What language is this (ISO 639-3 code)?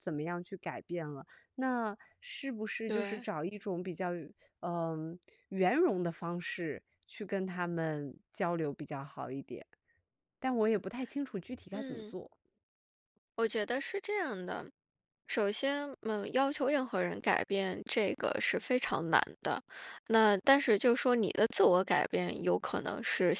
zho